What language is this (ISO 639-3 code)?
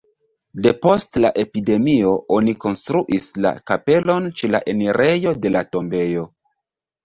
epo